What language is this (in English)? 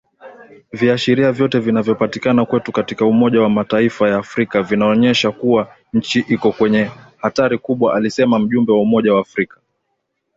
Swahili